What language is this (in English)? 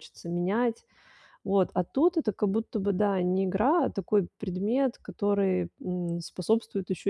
Russian